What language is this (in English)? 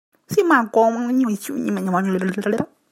Chinese